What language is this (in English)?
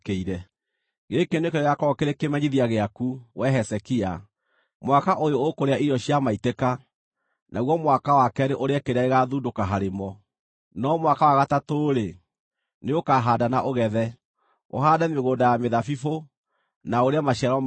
Kikuyu